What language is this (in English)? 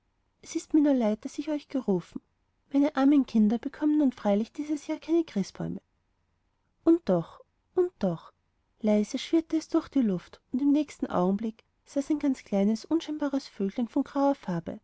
German